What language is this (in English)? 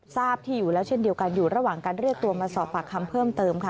Thai